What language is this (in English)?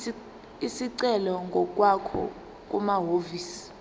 Zulu